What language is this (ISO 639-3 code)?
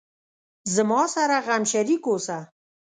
pus